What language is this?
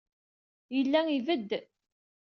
Kabyle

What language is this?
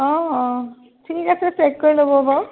Assamese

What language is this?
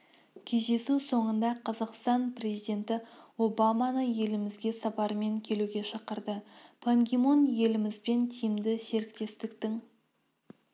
Kazakh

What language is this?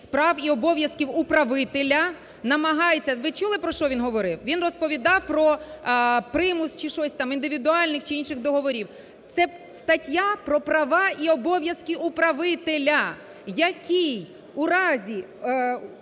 Ukrainian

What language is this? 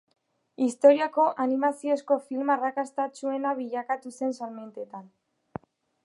Basque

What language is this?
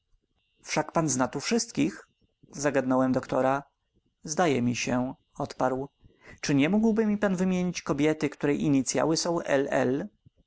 Polish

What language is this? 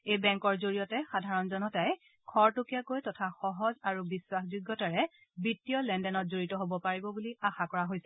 Assamese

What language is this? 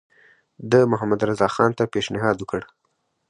Pashto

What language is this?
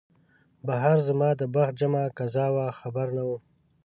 Pashto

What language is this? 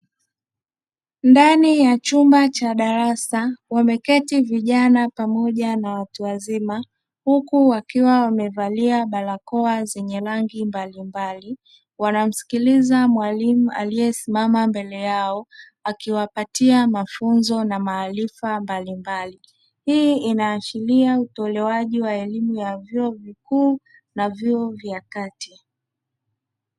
Swahili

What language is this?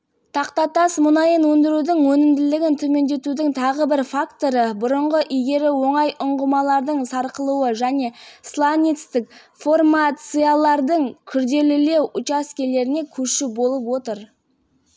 Kazakh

